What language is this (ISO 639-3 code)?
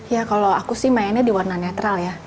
ind